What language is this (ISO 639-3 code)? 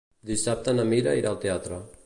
cat